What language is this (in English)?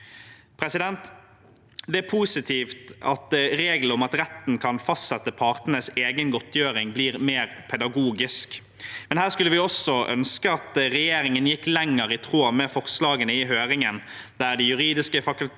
Norwegian